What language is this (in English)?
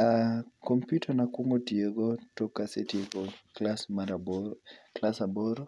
Luo (Kenya and Tanzania)